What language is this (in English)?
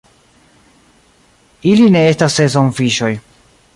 Esperanto